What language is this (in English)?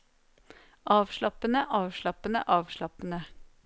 Norwegian